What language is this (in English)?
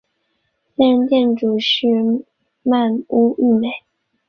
Chinese